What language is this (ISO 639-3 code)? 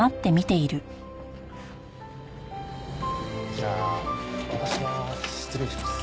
jpn